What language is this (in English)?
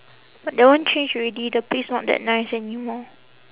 English